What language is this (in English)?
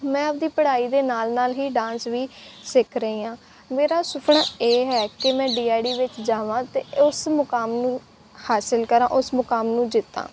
Punjabi